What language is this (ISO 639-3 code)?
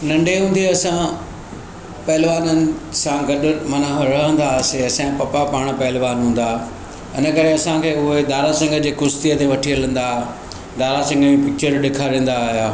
snd